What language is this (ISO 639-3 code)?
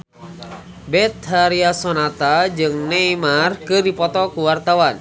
sun